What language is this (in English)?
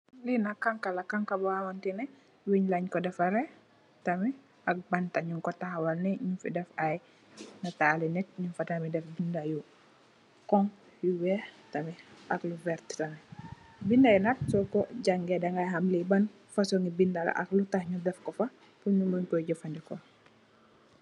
Wolof